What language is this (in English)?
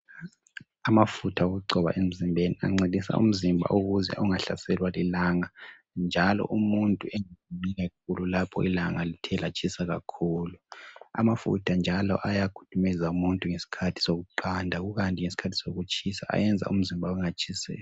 North Ndebele